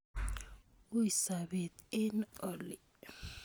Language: Kalenjin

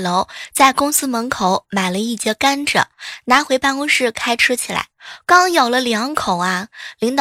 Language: Chinese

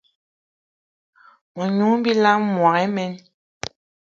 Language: Eton (Cameroon)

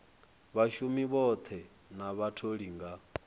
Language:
Venda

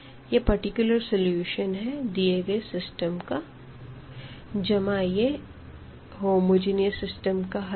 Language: Hindi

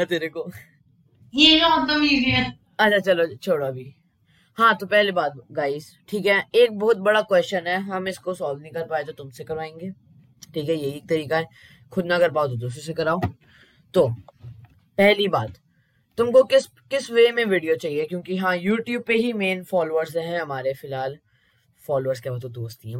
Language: Hindi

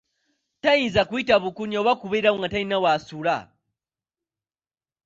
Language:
Ganda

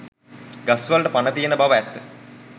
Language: Sinhala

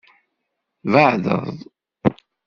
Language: Kabyle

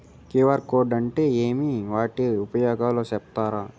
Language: Telugu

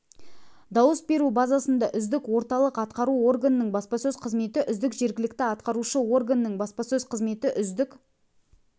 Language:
Kazakh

